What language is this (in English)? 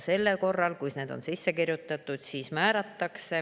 Estonian